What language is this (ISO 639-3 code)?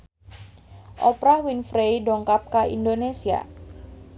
sun